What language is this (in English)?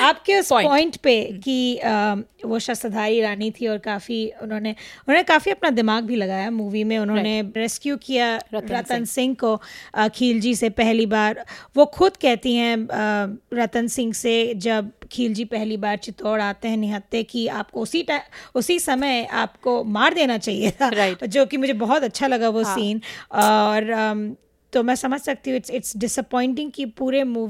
Hindi